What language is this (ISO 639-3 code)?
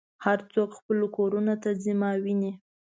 pus